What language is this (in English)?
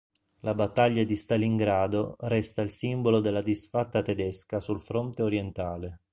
Italian